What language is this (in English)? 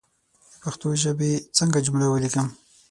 Pashto